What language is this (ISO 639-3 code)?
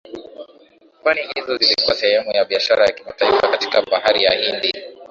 swa